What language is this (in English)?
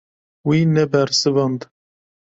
Kurdish